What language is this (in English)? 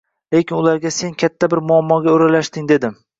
Uzbek